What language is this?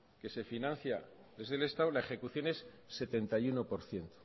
Spanish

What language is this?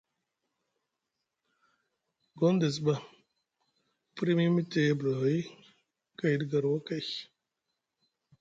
Musgu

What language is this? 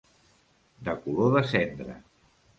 Catalan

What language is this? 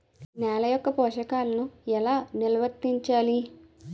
Telugu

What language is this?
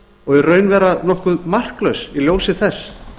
Icelandic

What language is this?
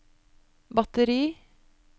Norwegian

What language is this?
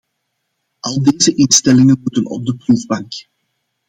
Dutch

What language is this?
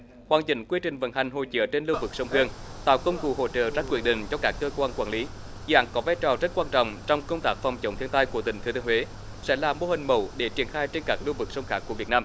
Vietnamese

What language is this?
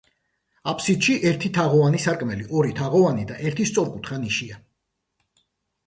Georgian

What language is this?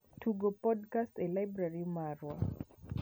Luo (Kenya and Tanzania)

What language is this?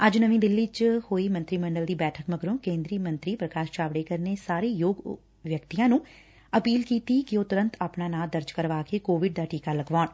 Punjabi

